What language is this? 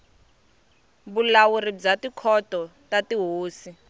Tsonga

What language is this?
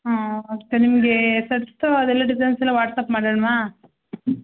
Kannada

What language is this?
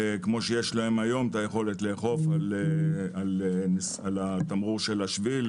Hebrew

